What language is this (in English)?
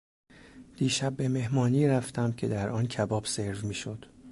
Persian